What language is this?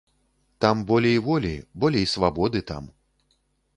Belarusian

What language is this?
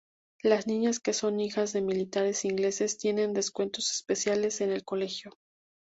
Spanish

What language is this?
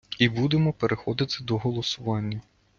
Ukrainian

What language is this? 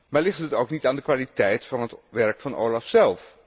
Dutch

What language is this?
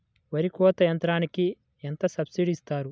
Telugu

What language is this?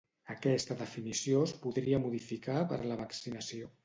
Catalan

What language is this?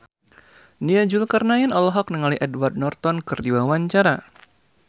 Sundanese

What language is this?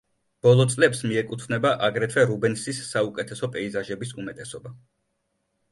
Georgian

